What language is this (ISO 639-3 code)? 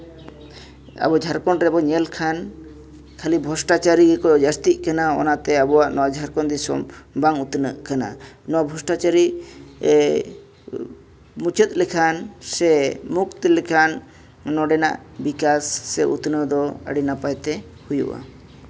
sat